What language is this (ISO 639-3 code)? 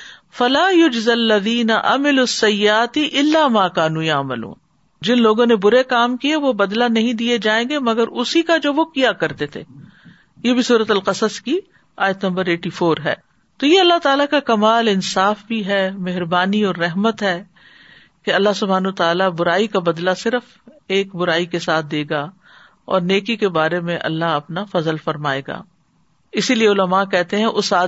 urd